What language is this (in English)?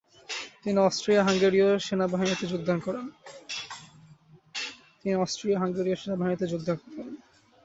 Bangla